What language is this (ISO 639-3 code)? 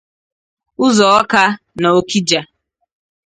ibo